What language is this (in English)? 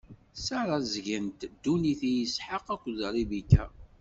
Kabyle